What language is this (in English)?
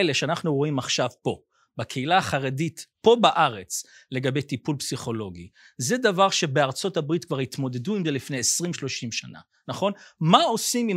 Hebrew